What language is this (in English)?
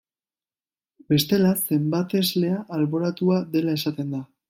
Basque